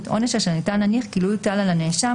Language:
Hebrew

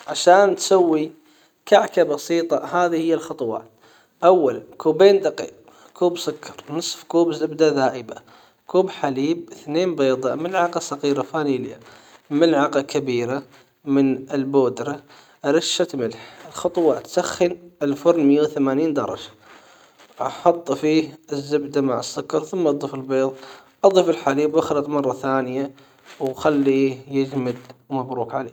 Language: Hijazi Arabic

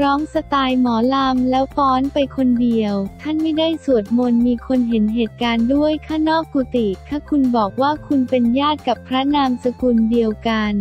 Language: Thai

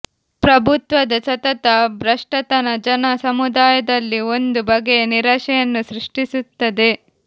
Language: Kannada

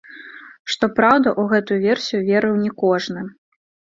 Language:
Belarusian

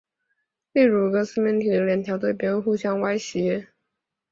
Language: Chinese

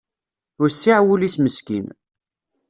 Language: Kabyle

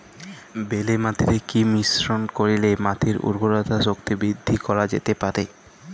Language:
Bangla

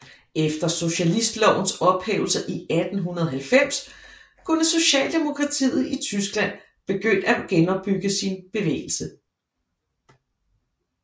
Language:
Danish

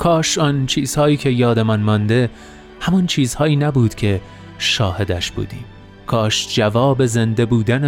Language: Persian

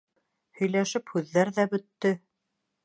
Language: Bashkir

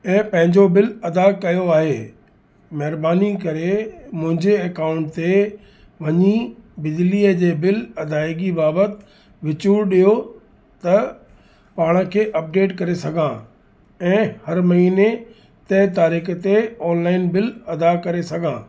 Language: Sindhi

